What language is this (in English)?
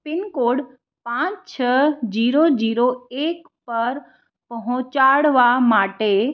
Gujarati